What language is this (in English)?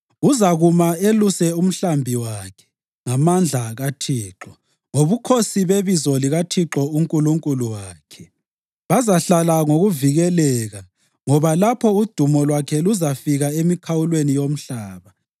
North Ndebele